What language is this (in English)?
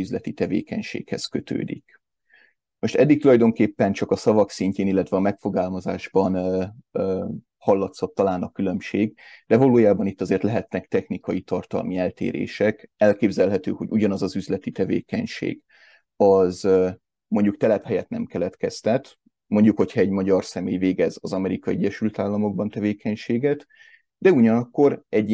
Hungarian